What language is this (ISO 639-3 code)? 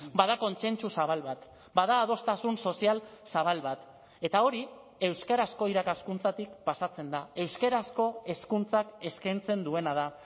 eus